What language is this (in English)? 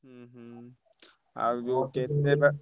Odia